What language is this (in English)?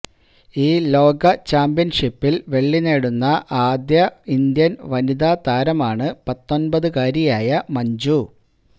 Malayalam